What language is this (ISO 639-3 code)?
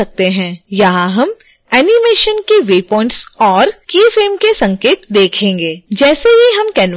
hin